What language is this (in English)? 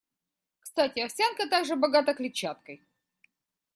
Russian